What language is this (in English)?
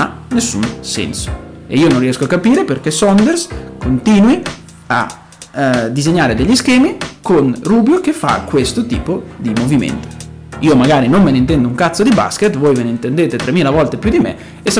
Italian